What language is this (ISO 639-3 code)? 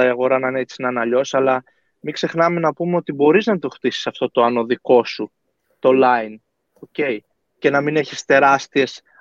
ell